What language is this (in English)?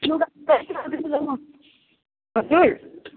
Nepali